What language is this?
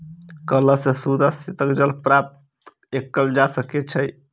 Maithili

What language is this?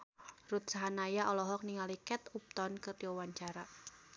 Sundanese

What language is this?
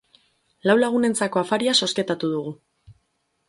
Basque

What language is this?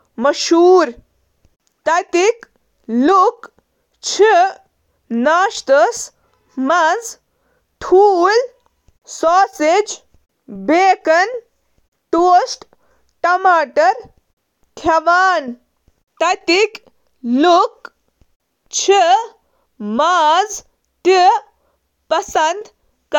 Kashmiri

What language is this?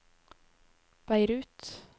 Norwegian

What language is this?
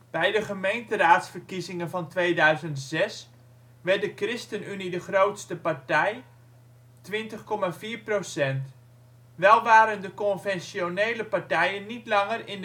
Dutch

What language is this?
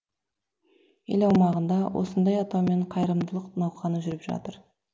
Kazakh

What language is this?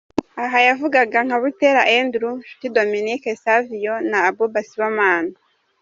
Kinyarwanda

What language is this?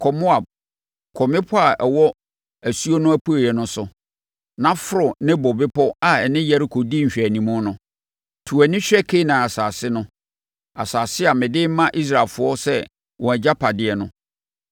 Akan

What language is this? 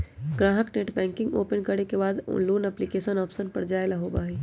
Magahi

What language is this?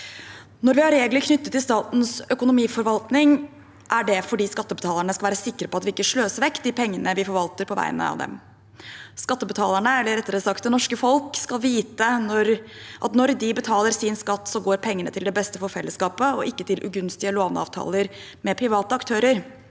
Norwegian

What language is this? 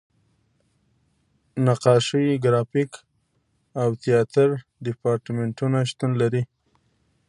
Pashto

